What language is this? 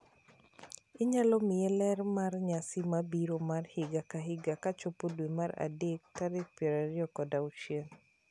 Luo (Kenya and Tanzania)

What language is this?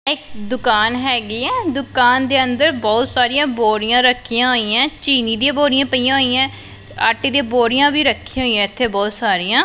Punjabi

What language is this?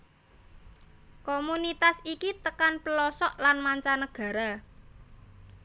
Javanese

